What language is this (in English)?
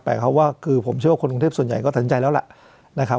Thai